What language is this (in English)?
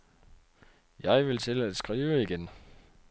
Danish